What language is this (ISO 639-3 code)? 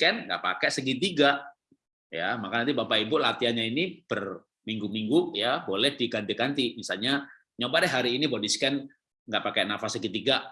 ind